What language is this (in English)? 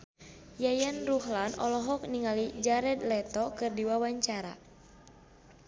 Sundanese